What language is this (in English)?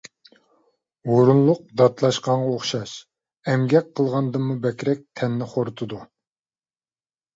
Uyghur